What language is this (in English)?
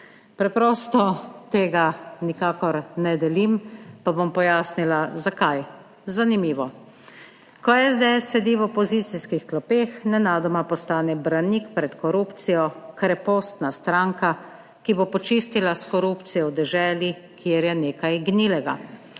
Slovenian